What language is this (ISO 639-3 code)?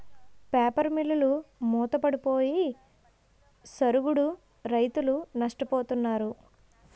tel